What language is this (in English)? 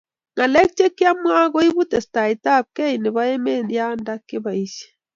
Kalenjin